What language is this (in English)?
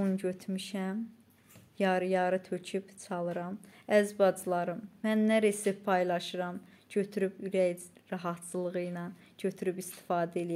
Turkish